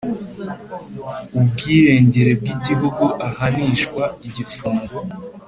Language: Kinyarwanda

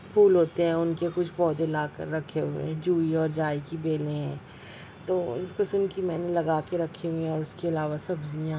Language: Urdu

